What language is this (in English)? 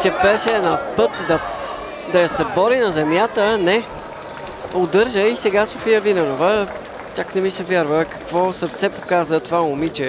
Bulgarian